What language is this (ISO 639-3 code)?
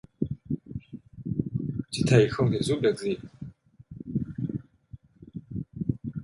vie